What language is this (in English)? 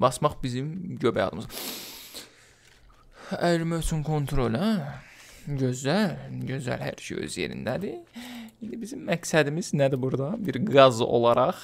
Turkish